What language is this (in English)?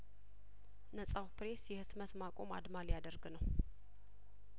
Amharic